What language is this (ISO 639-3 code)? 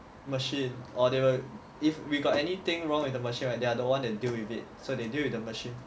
eng